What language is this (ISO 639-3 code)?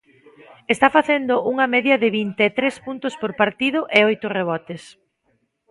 glg